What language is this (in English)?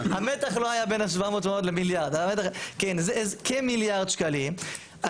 Hebrew